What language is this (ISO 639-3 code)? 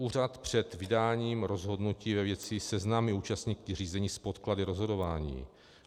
ces